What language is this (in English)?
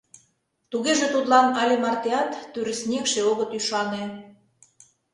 Mari